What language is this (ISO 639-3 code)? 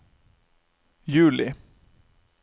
nor